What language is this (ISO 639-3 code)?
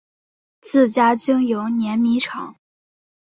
zho